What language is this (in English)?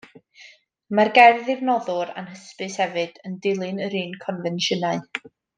Welsh